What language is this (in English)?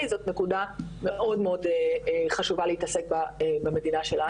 Hebrew